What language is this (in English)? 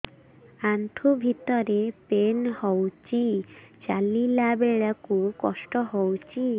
Odia